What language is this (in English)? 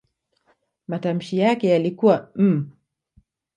Swahili